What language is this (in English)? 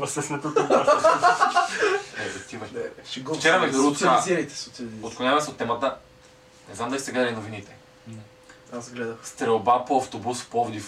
Bulgarian